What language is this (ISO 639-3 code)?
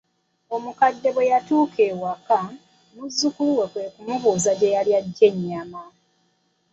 lug